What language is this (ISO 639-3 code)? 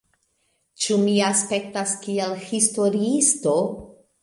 epo